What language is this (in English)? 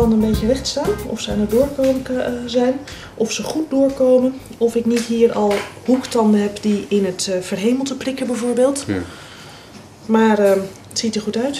Dutch